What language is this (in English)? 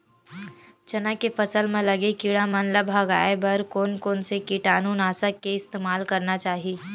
Chhattisgarhi